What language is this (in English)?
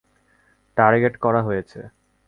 Bangla